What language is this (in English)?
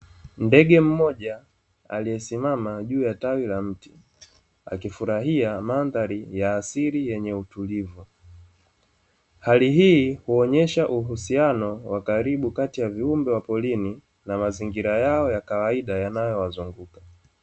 Swahili